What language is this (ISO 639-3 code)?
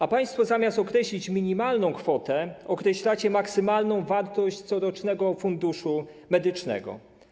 pol